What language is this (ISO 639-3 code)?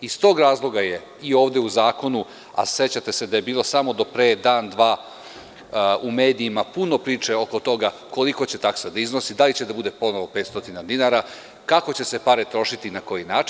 srp